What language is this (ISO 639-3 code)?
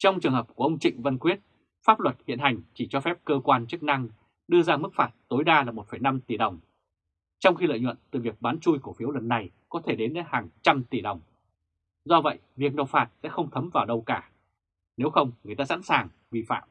vie